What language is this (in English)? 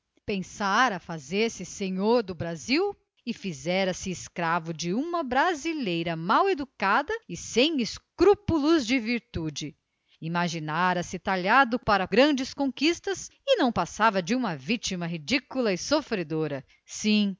Portuguese